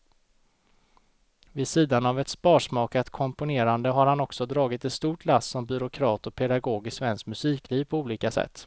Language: Swedish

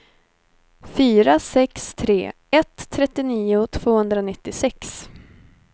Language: Swedish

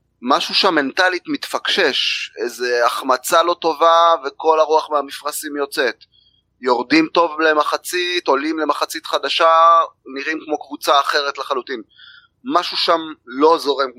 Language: Hebrew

